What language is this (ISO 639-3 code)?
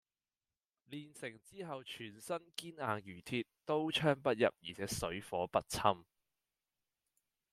yue